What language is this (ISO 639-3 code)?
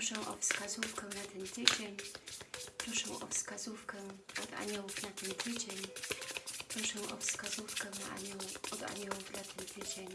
pol